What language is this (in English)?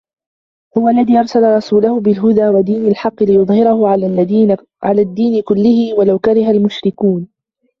Arabic